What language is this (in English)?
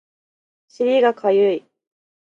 Japanese